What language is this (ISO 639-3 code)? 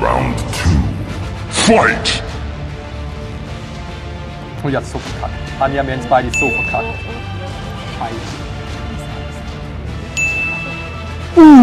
deu